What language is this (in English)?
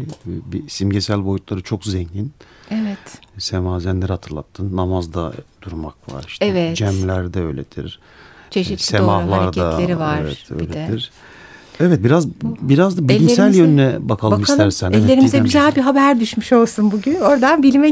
Turkish